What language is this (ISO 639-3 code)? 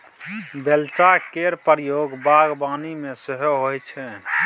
mai